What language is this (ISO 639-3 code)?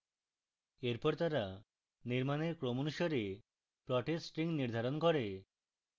ben